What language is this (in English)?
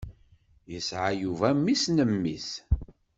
Kabyle